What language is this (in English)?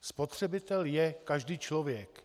Czech